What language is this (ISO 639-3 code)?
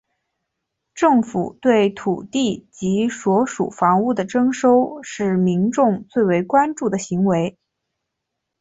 zho